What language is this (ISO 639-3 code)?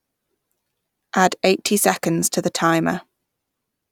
eng